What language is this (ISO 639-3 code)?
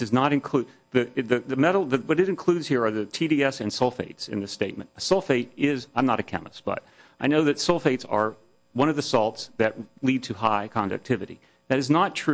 eng